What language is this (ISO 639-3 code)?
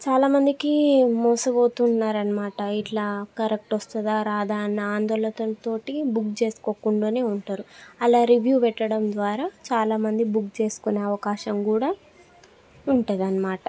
tel